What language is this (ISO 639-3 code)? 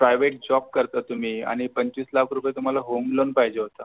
mar